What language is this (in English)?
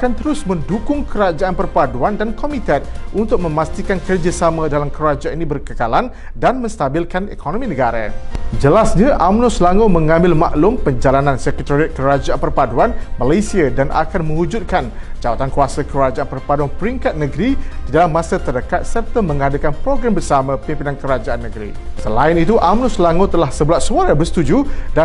Malay